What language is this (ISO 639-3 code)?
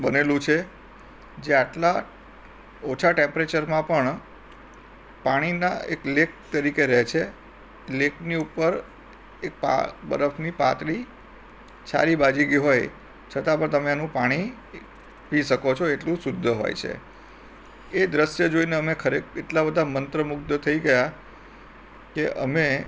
guj